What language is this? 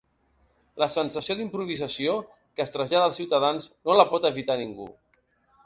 Catalan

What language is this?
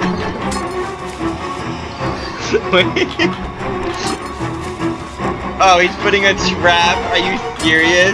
English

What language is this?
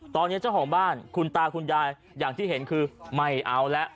Thai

